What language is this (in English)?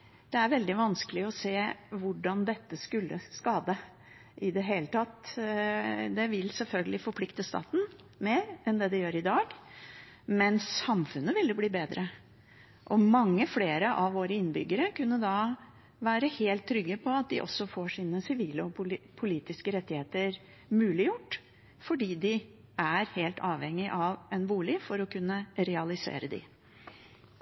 Norwegian Bokmål